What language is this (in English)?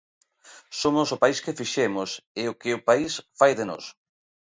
Galician